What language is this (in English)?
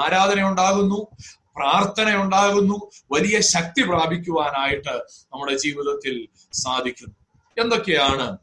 Malayalam